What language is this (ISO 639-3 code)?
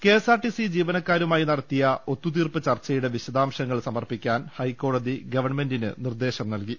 mal